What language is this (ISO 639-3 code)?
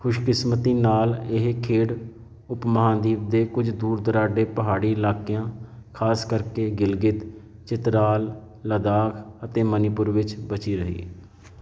pan